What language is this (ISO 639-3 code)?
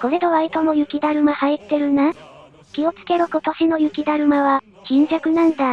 jpn